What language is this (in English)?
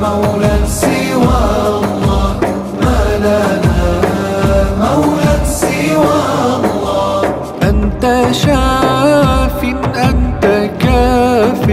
Arabic